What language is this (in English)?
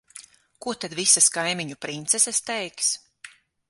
Latvian